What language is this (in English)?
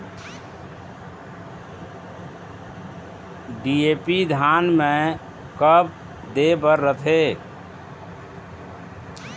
Chhattisgarhi